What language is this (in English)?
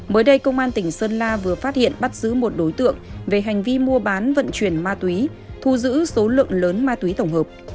Vietnamese